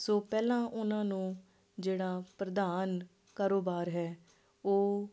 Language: Punjabi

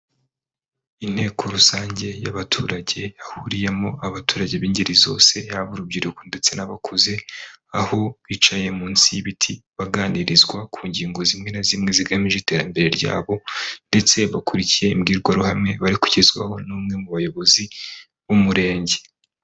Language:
Kinyarwanda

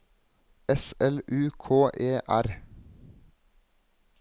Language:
Norwegian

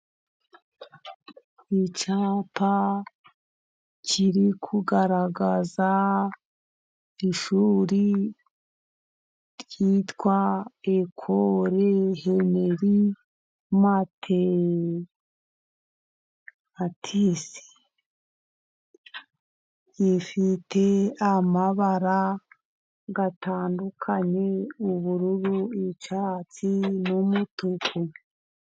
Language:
Kinyarwanda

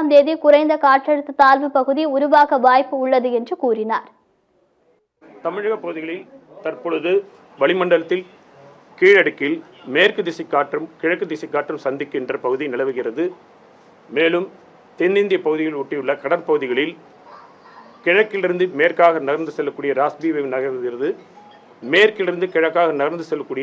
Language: Turkish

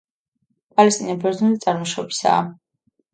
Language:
Georgian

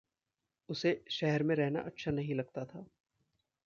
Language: Hindi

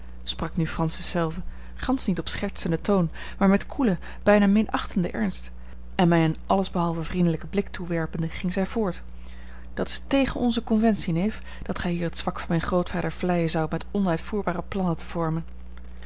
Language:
Dutch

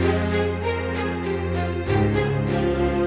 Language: Indonesian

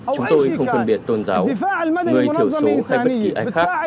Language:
Vietnamese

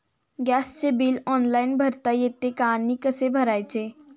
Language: Marathi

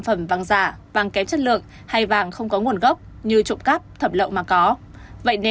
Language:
Vietnamese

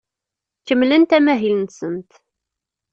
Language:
Kabyle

